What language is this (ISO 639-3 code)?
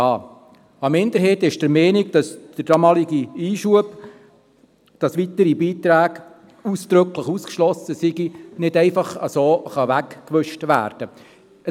gsw